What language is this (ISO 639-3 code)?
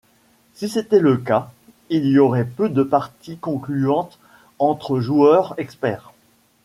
fra